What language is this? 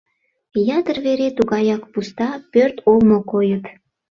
Mari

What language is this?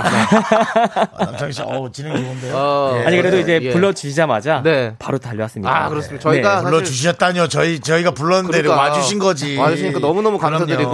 Korean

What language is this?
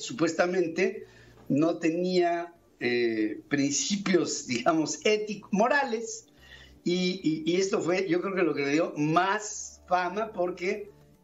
Spanish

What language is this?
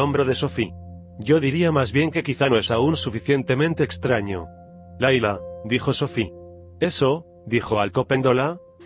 Spanish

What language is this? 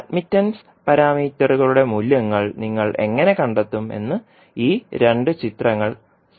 Malayalam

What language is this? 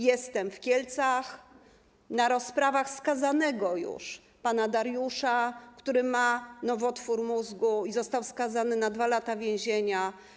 Polish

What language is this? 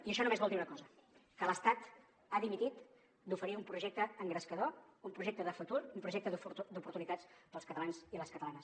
Catalan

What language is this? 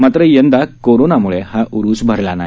Marathi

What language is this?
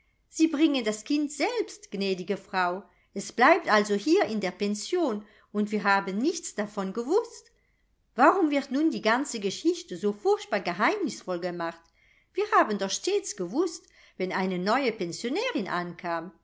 German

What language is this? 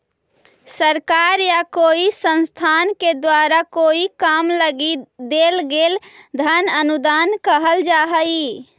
Magahi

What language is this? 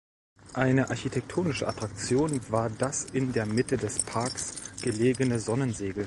German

